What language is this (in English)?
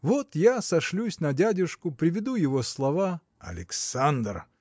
Russian